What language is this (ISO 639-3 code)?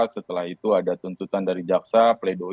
ind